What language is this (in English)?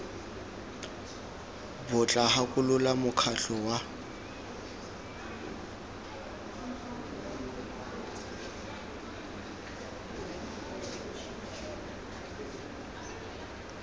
Tswana